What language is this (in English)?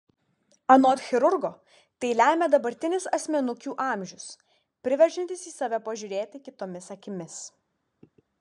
Lithuanian